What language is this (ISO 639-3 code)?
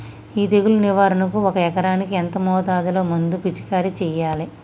tel